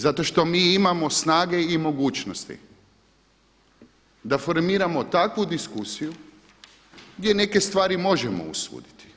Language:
Croatian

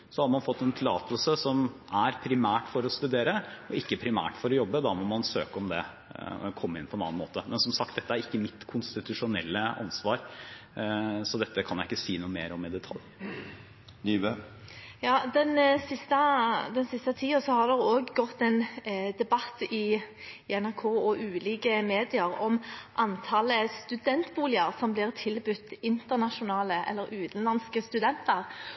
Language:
Norwegian Bokmål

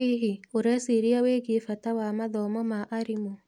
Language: Kikuyu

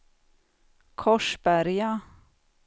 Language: Swedish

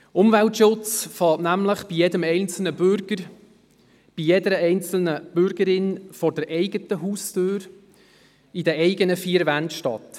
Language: Swiss German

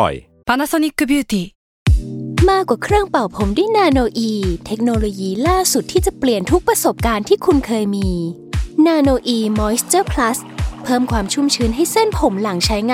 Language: Thai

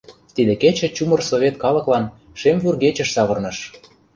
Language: Mari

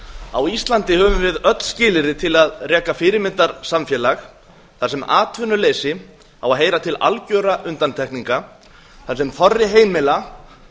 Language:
Icelandic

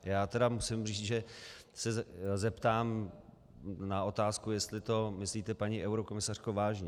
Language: Czech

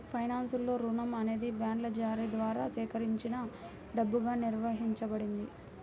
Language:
Telugu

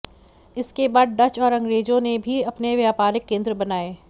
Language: Hindi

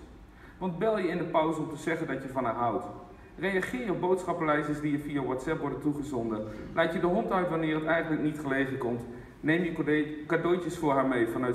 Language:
Dutch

